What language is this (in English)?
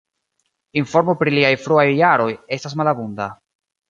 Esperanto